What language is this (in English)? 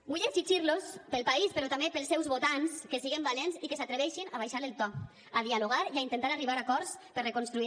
Catalan